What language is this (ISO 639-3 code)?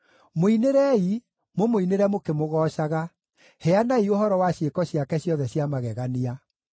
kik